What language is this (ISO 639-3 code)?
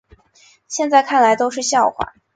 zho